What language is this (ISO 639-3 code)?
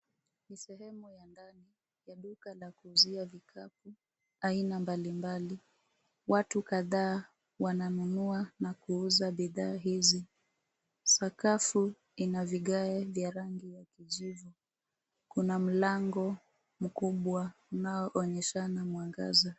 swa